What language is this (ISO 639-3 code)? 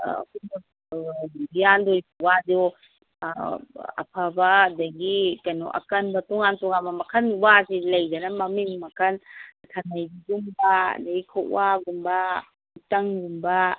mni